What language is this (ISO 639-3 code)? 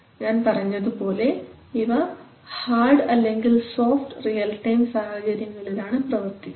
mal